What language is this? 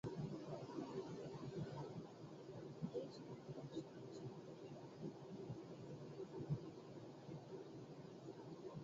Uzbek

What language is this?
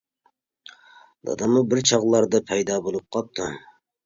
Uyghur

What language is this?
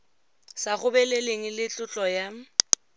Tswana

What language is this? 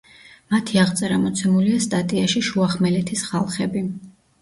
Georgian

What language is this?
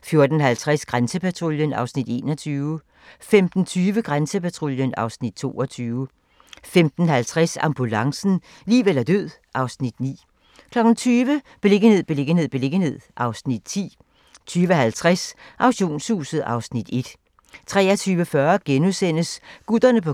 Danish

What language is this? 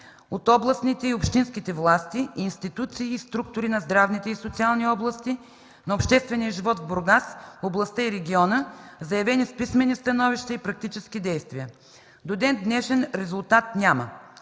Bulgarian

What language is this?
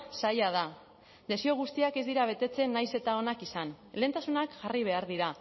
Basque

